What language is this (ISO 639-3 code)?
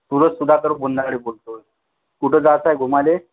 mar